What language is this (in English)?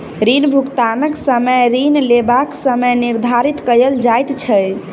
Maithili